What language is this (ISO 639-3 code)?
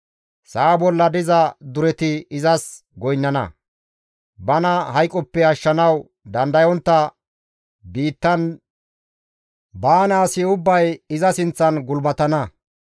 gmv